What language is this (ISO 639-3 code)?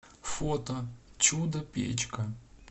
rus